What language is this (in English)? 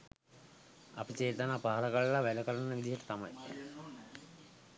Sinhala